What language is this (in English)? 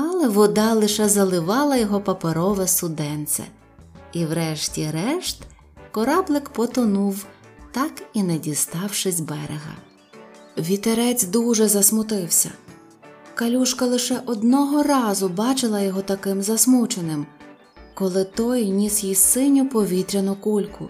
Ukrainian